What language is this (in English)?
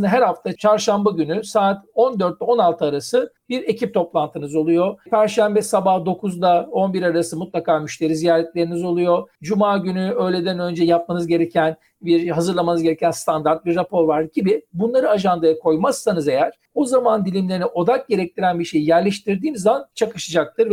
Turkish